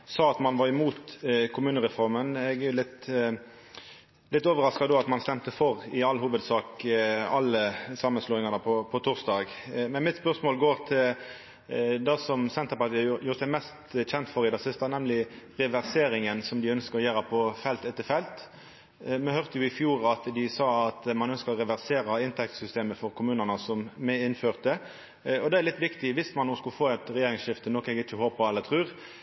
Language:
Norwegian Nynorsk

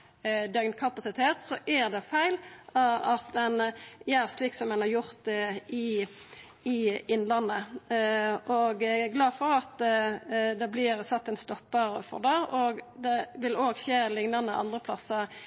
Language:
Norwegian Nynorsk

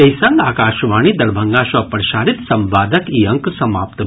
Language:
Maithili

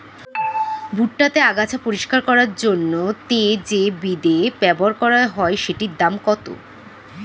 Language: Bangla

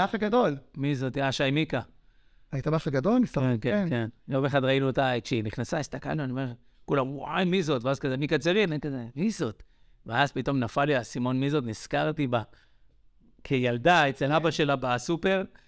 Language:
Hebrew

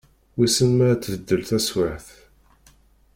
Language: Kabyle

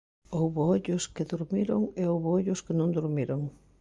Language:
Galician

